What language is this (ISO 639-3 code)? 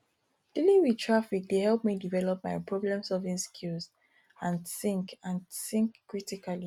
pcm